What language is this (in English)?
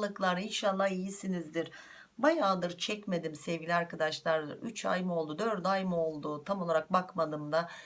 Turkish